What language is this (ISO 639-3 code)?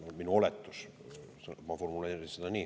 est